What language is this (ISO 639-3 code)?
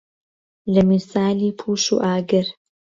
ckb